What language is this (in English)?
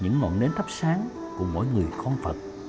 Vietnamese